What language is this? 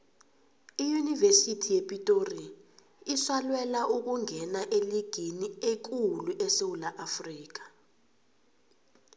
South Ndebele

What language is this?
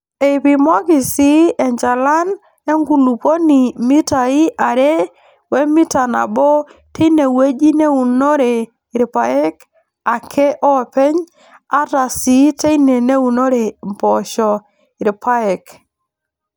Masai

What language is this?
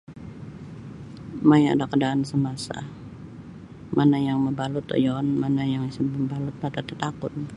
Sabah Bisaya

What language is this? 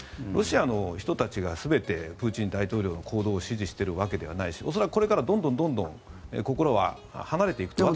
Japanese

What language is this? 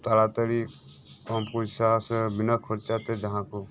Santali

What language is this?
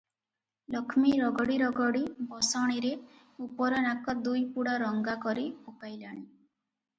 Odia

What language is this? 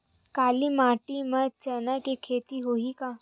Chhattisgarhi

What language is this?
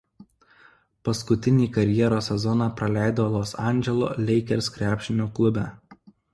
Lithuanian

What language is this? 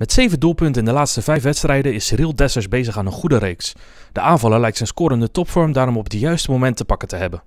Dutch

